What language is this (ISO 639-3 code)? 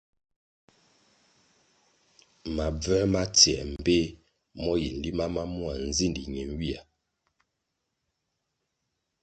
nmg